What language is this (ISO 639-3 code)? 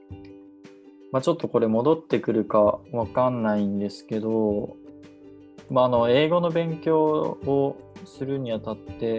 jpn